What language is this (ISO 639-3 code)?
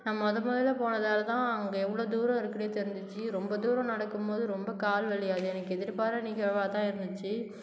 tam